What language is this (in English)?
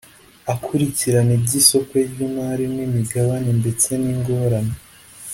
Kinyarwanda